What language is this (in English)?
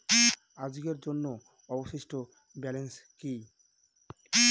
Bangla